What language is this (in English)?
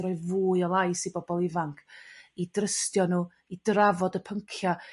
Welsh